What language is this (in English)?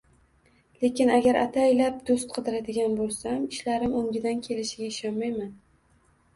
Uzbek